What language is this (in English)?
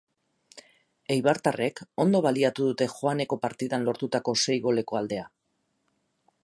Basque